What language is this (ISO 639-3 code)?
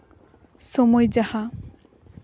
sat